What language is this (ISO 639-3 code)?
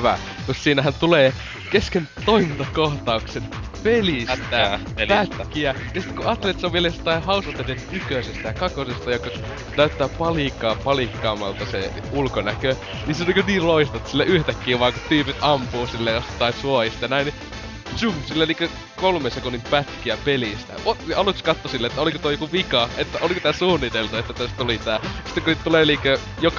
fin